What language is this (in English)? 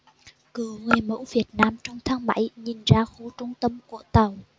Vietnamese